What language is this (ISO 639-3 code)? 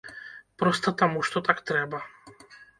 bel